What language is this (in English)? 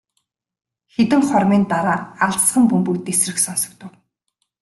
Mongolian